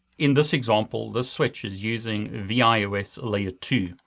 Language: English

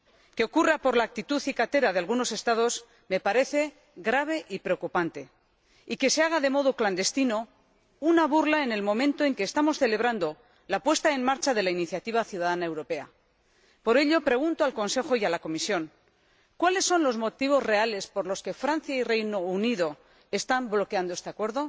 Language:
Spanish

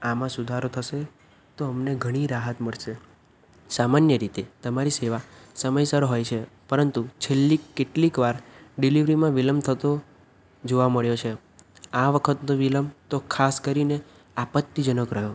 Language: Gujarati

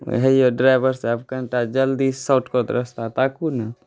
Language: Maithili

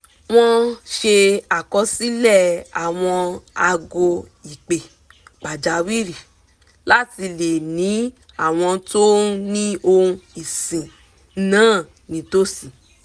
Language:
Yoruba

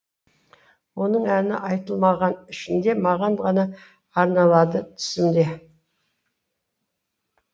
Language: Kazakh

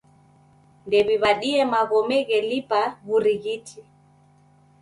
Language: Taita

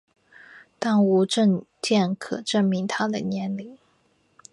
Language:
Chinese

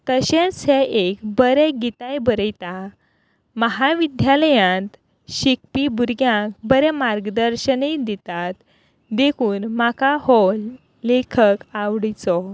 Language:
Konkani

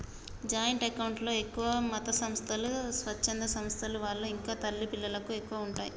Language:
Telugu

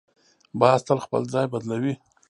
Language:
Pashto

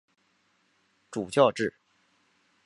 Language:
Chinese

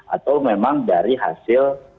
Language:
Indonesian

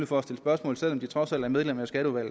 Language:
Danish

